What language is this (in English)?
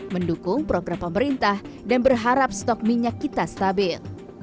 Indonesian